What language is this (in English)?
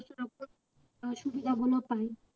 Bangla